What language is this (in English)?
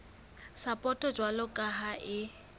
Southern Sotho